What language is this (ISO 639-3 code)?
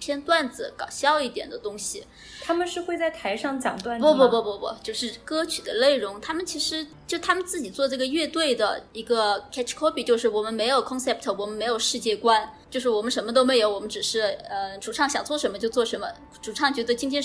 zho